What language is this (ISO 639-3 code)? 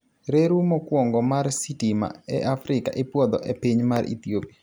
luo